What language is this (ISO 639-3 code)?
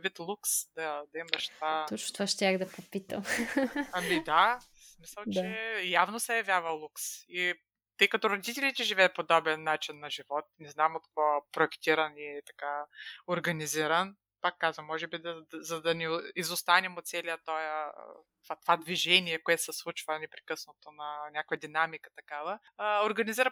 bul